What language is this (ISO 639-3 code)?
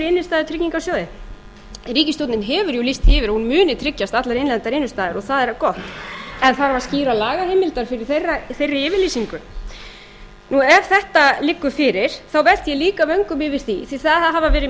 isl